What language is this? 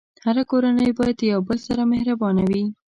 Pashto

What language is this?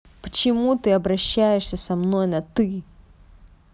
Russian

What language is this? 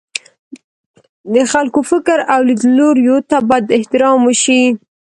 Pashto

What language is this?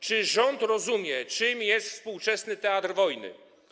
Polish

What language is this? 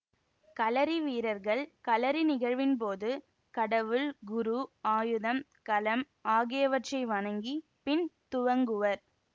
Tamil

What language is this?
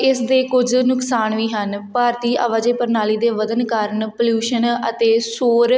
Punjabi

